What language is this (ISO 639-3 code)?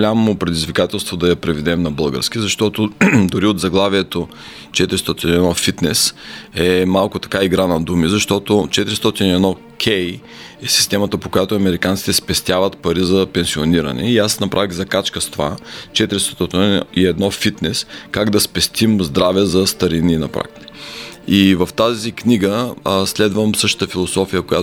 bul